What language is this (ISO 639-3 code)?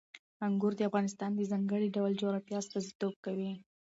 pus